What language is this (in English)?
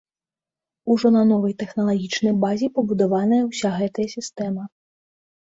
Belarusian